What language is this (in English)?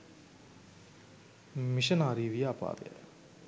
Sinhala